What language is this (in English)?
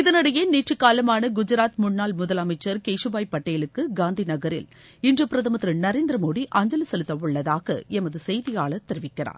Tamil